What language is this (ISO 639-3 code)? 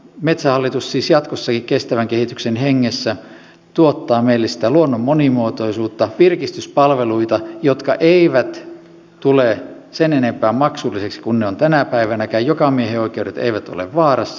fin